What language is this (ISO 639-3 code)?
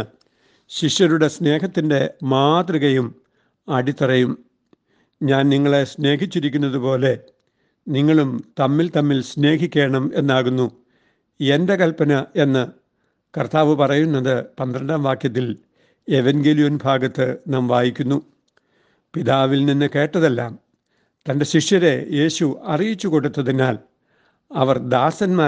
mal